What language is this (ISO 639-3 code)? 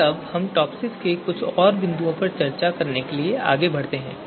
hin